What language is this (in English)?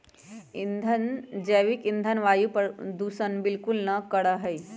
Magahi